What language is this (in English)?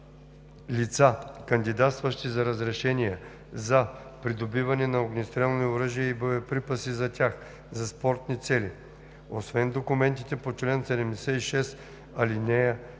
Bulgarian